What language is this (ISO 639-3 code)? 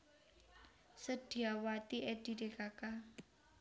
jav